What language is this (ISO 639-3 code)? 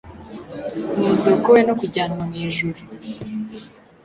kin